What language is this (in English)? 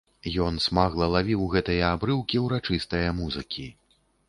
Belarusian